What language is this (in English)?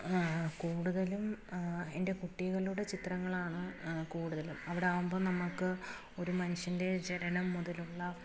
Malayalam